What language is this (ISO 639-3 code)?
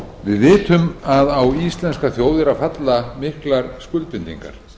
isl